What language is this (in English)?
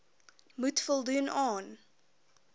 Afrikaans